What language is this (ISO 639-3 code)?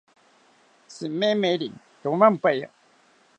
cpy